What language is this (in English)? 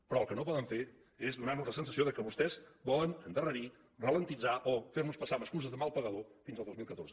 Catalan